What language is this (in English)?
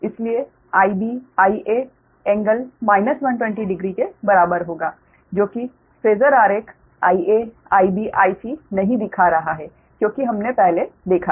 Hindi